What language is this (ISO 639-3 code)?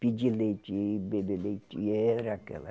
por